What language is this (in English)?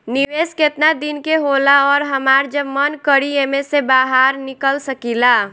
Bhojpuri